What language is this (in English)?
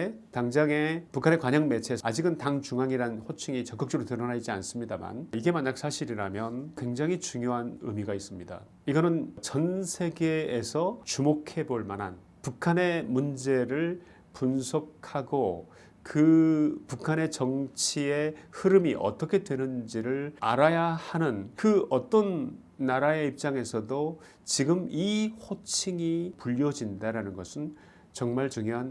Korean